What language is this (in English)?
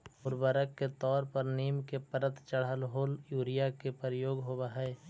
Magahi